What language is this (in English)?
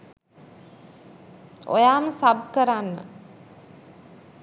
Sinhala